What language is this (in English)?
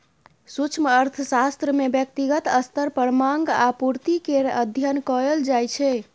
Maithili